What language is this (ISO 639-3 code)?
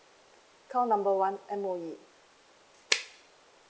eng